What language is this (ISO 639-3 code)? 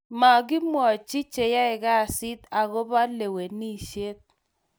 kln